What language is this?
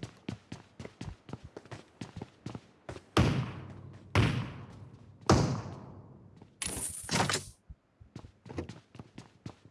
Indonesian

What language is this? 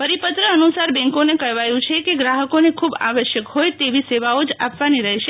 Gujarati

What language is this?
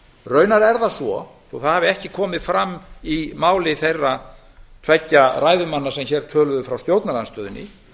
Icelandic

